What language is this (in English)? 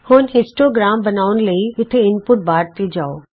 Punjabi